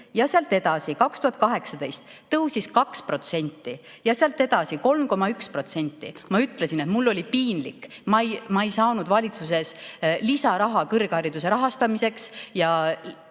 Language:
Estonian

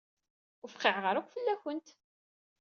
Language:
Kabyle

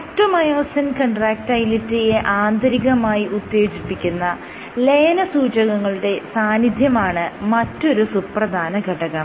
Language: Malayalam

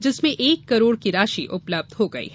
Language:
Hindi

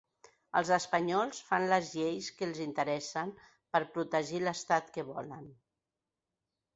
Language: Catalan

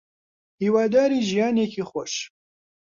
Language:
Central Kurdish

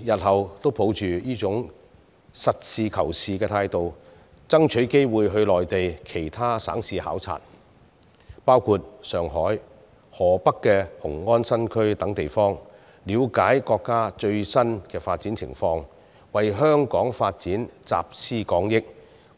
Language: Cantonese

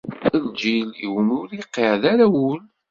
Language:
Kabyle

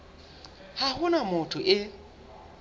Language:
Southern Sotho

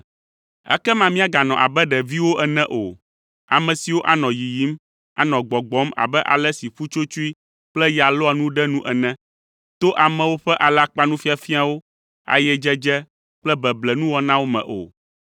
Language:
Ewe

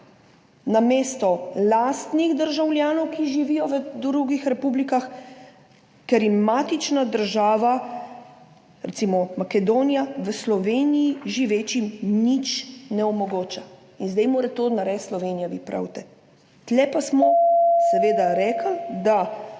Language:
Slovenian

